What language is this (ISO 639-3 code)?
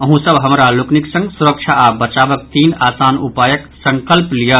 mai